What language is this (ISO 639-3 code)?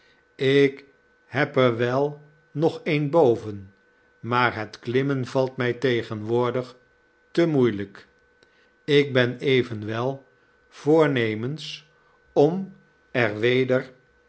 nld